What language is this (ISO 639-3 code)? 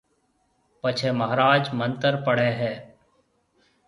mve